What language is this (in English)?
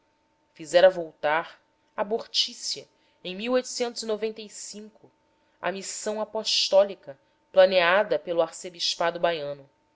Portuguese